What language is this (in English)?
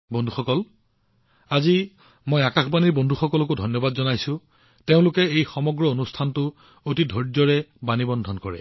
Assamese